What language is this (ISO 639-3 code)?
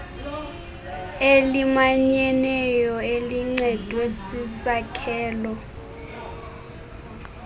xho